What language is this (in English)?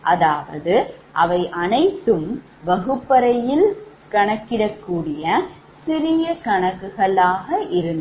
Tamil